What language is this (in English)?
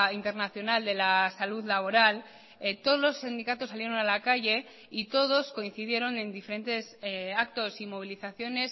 Spanish